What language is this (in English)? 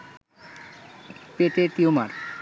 Bangla